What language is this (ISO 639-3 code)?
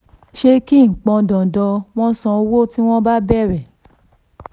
yor